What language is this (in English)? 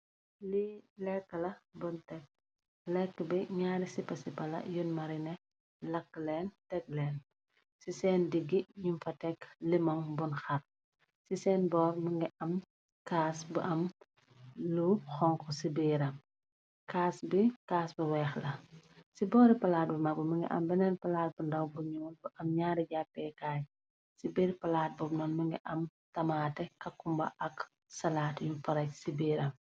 Wolof